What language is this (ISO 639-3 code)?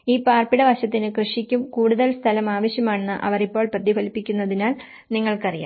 mal